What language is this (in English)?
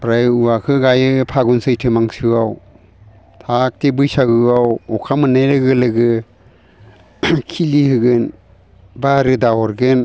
Bodo